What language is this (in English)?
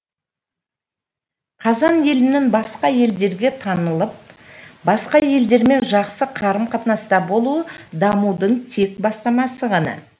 Kazakh